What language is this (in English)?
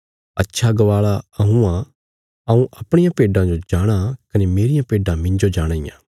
Bilaspuri